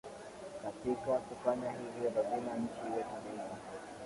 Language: Swahili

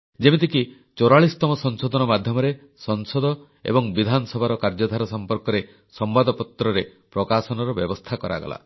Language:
Odia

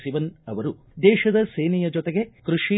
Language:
Kannada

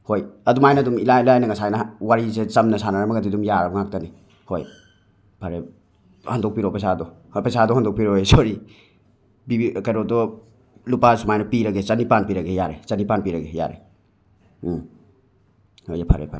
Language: Manipuri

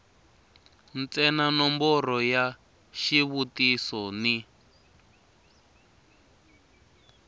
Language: Tsonga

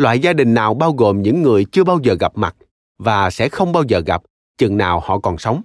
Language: Vietnamese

